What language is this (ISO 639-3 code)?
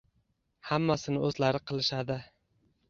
uzb